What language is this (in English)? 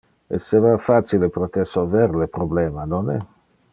Interlingua